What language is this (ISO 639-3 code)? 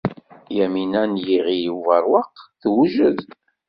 kab